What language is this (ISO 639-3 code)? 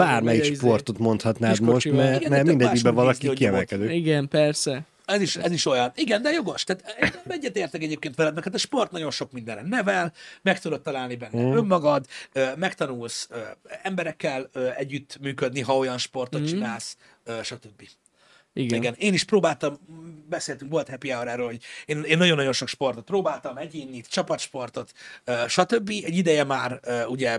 hun